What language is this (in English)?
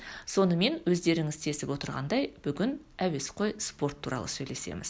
Kazakh